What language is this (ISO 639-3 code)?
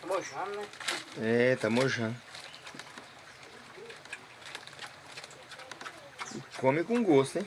por